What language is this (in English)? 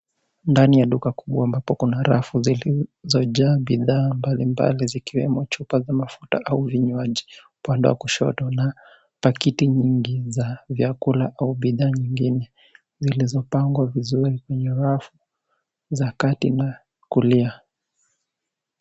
Swahili